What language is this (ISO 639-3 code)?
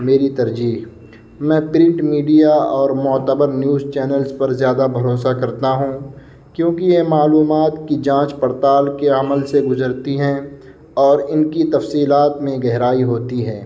urd